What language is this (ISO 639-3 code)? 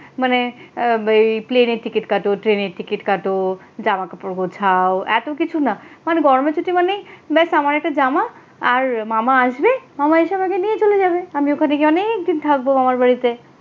ben